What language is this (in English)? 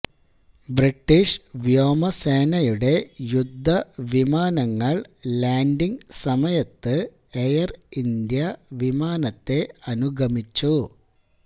Malayalam